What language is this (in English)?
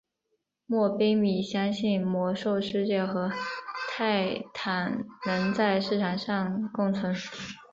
Chinese